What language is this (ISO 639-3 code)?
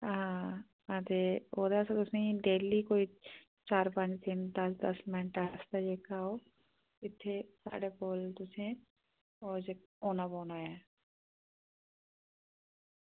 doi